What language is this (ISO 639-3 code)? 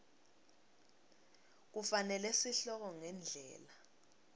ssw